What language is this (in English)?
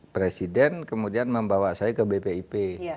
Indonesian